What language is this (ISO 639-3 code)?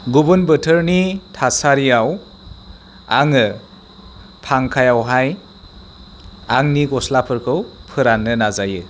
brx